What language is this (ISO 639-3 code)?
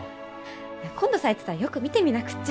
jpn